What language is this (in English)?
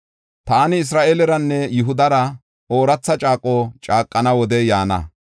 Gofa